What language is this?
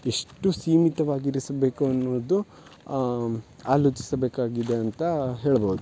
Kannada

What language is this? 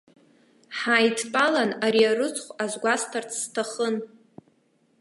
Abkhazian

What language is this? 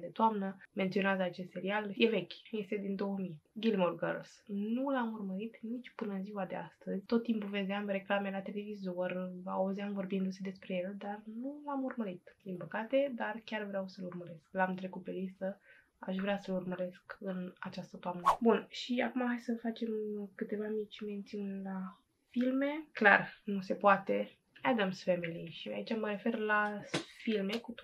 Romanian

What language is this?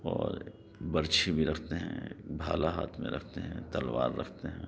Urdu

